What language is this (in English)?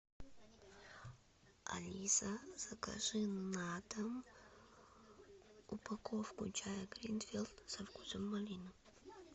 Russian